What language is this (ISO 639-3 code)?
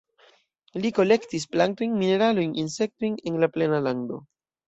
epo